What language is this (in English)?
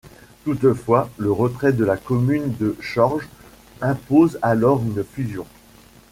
French